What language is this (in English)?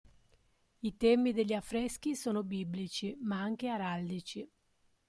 Italian